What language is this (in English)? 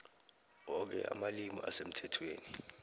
South Ndebele